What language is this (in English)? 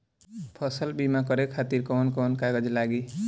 Bhojpuri